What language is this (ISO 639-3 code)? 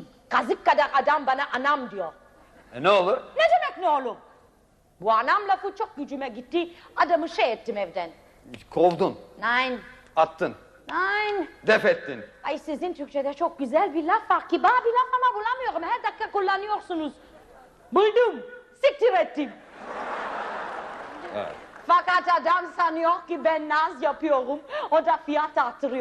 tur